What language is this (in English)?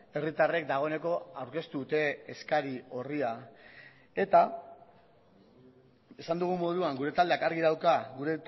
Basque